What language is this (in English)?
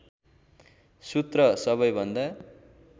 Nepali